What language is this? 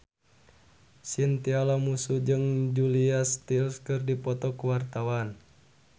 Sundanese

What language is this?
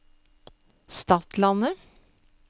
Norwegian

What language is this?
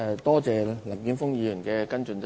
Cantonese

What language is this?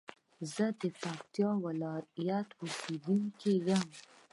Pashto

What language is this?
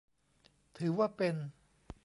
Thai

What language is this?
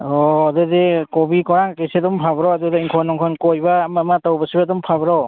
Manipuri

